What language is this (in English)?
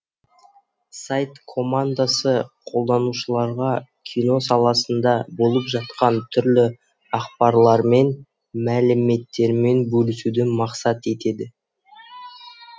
Kazakh